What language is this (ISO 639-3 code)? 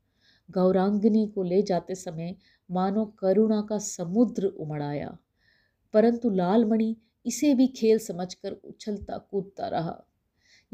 hin